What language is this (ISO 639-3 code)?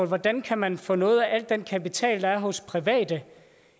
dan